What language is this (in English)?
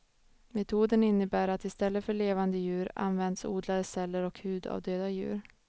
Swedish